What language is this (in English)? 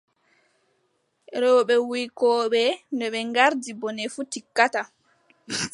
Adamawa Fulfulde